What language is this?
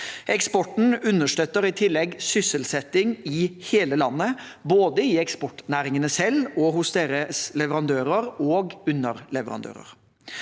Norwegian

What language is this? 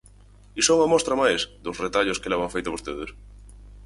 Galician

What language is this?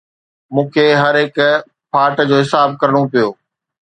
Sindhi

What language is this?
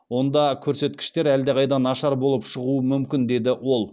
Kazakh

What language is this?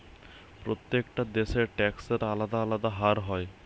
Bangla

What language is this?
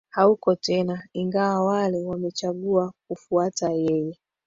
Swahili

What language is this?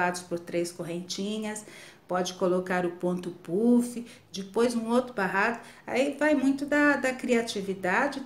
Portuguese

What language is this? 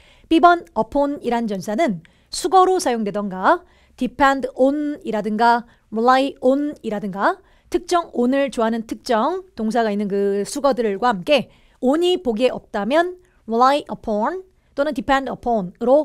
Korean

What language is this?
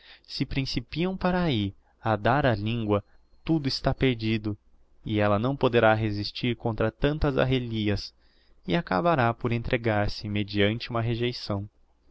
Portuguese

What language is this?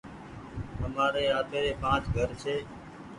Goaria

